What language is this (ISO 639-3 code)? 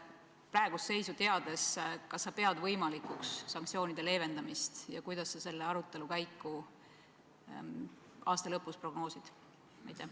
est